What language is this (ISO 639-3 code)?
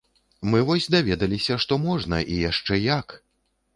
bel